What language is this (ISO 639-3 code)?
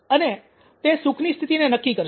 guj